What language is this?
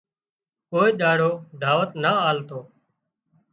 Wadiyara Koli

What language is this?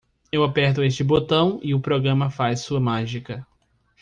Portuguese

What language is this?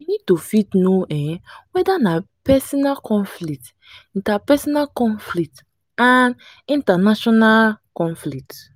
Nigerian Pidgin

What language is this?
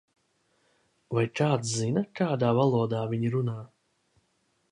Latvian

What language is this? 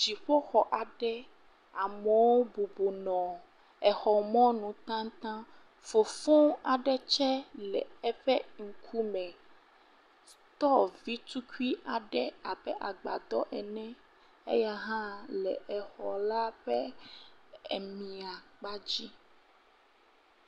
Ewe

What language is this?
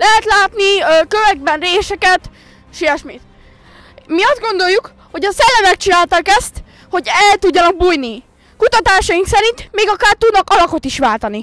Hungarian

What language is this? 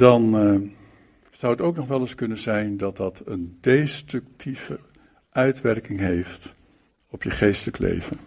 Dutch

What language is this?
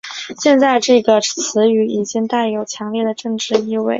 Chinese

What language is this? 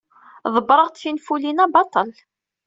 Kabyle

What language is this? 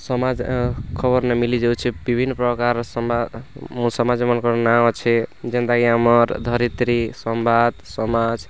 Odia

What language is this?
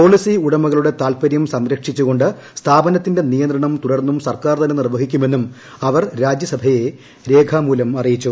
Malayalam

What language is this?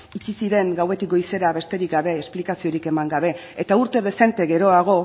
Basque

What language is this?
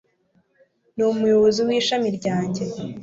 Kinyarwanda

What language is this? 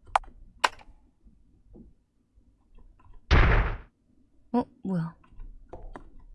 Korean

